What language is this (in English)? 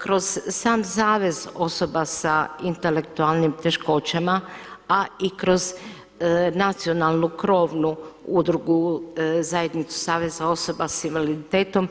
Croatian